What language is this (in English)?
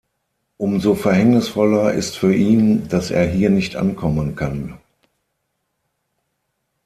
German